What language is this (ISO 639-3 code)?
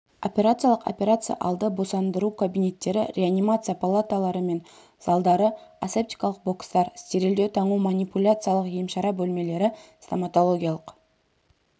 kaz